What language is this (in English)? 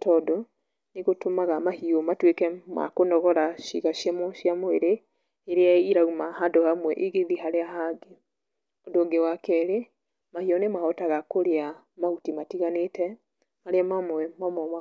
Kikuyu